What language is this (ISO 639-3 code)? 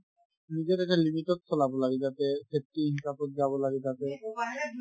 asm